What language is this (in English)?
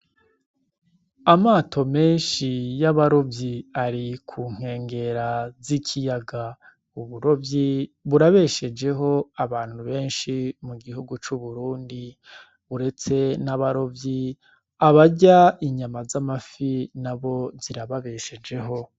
Rundi